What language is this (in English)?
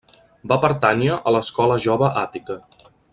Catalan